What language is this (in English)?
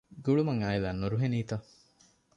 Divehi